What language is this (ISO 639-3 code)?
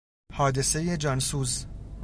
fas